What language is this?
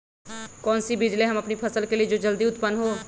Magahi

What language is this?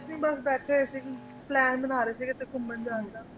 Punjabi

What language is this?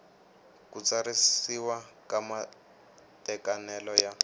Tsonga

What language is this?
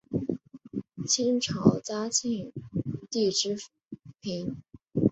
Chinese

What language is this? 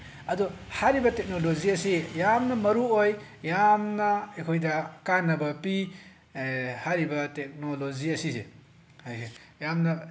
Manipuri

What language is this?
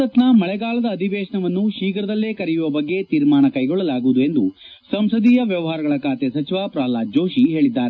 Kannada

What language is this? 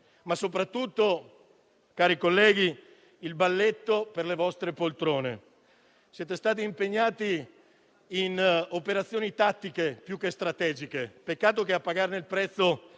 Italian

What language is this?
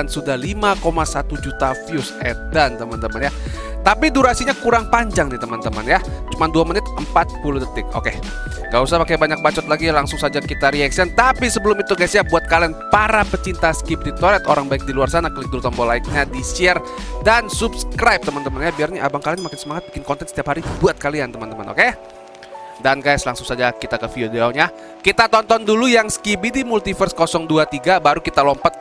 Indonesian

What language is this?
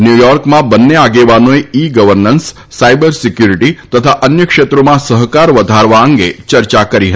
Gujarati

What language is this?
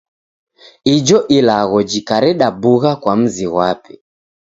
Taita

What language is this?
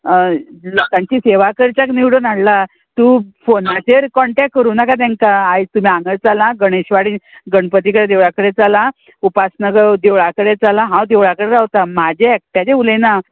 Konkani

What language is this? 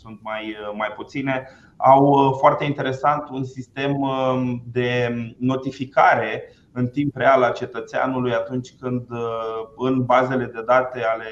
Romanian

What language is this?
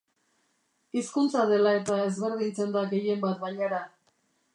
Basque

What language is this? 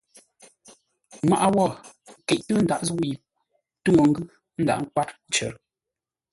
Ngombale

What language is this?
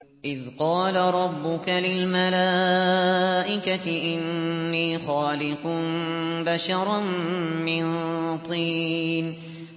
Arabic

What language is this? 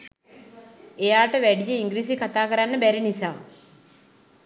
Sinhala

